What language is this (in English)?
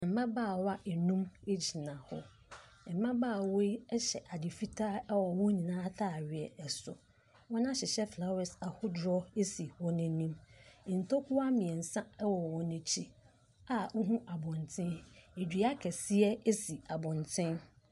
Akan